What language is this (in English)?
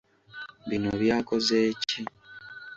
Ganda